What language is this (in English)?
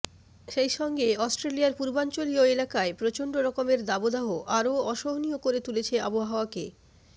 Bangla